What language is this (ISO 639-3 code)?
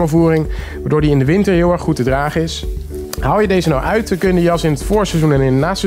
nld